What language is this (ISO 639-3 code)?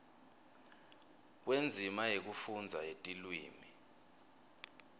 ssw